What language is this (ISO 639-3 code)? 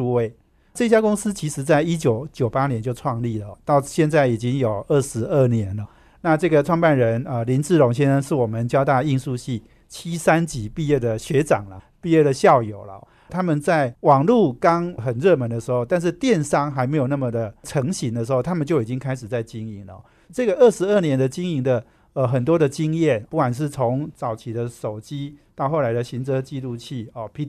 zho